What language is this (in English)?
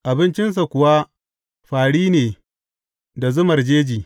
Hausa